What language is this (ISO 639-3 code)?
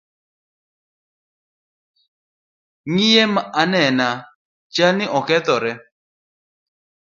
luo